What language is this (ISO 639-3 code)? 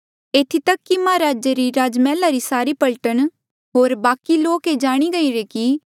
mjl